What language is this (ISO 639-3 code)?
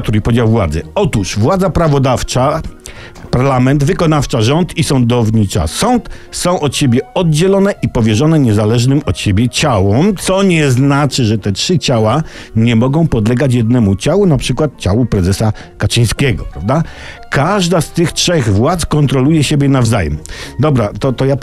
pol